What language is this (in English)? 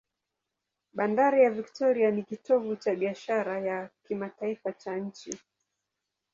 Swahili